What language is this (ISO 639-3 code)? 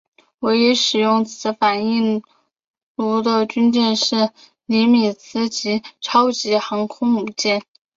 zho